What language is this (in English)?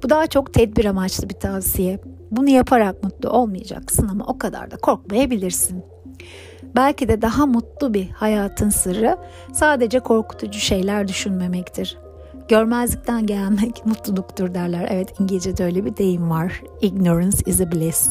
Turkish